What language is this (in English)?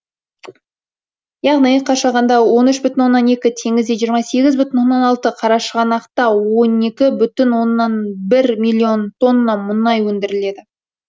Kazakh